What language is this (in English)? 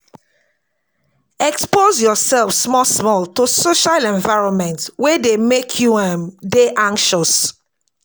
Nigerian Pidgin